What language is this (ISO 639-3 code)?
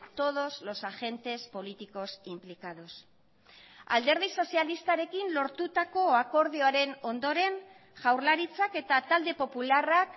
eus